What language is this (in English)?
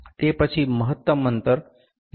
Gujarati